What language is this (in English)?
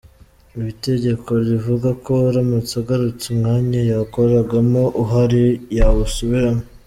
Kinyarwanda